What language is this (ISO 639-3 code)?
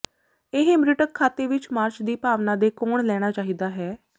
pan